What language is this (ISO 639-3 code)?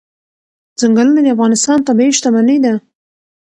pus